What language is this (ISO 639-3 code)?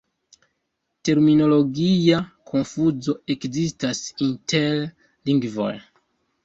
epo